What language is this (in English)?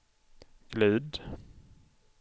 Swedish